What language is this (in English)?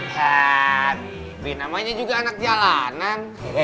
Indonesian